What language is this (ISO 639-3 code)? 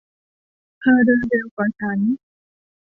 tha